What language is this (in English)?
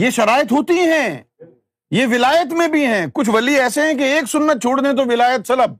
Urdu